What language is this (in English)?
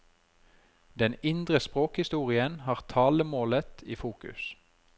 Norwegian